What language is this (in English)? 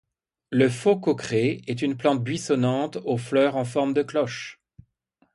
French